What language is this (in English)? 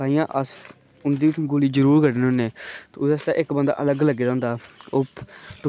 Dogri